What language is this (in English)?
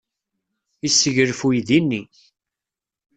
Kabyle